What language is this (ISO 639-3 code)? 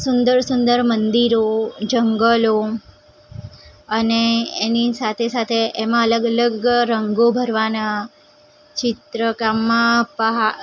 guj